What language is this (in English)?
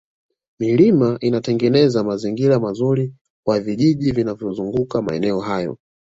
Swahili